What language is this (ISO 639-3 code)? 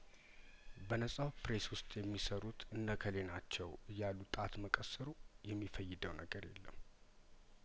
amh